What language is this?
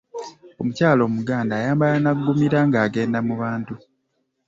Ganda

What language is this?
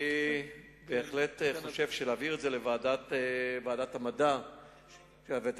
Hebrew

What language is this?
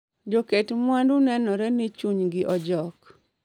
Luo (Kenya and Tanzania)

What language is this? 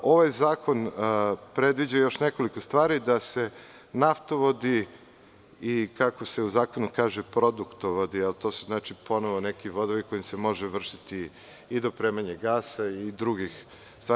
Serbian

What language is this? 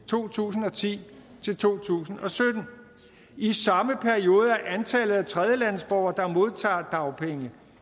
Danish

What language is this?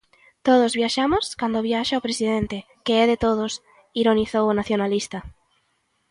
Galician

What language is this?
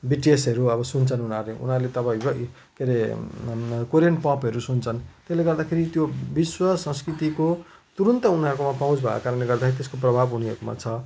Nepali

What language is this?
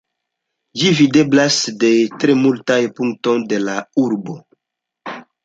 Esperanto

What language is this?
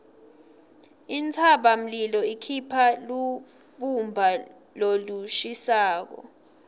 Swati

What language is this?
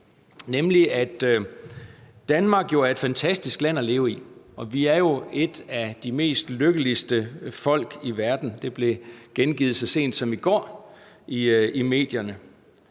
Danish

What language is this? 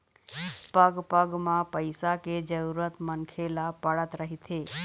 Chhattisgarhi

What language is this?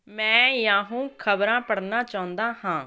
Punjabi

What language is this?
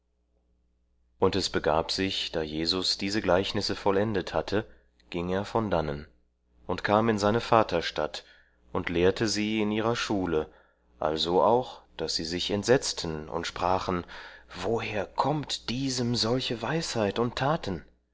German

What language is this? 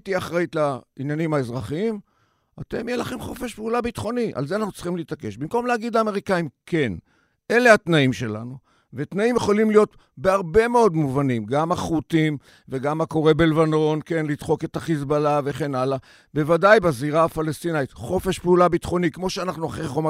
Hebrew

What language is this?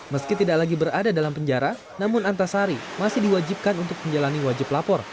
Indonesian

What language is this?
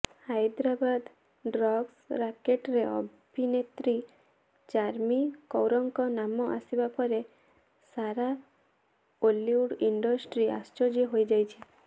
Odia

